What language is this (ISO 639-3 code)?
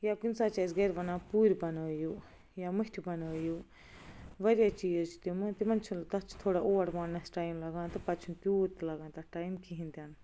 kas